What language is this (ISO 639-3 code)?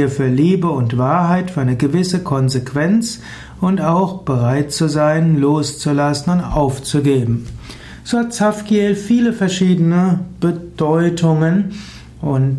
deu